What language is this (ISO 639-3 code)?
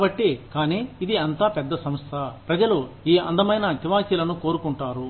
tel